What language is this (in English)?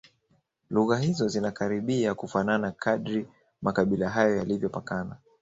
Swahili